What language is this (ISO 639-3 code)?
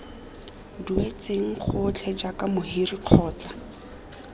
tsn